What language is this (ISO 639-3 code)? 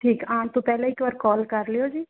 pan